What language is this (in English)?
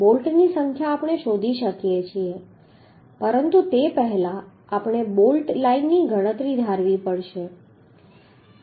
Gujarati